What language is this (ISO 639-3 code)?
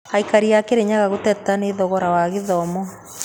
kik